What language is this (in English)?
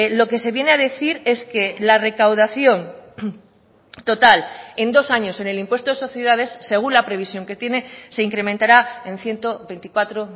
Spanish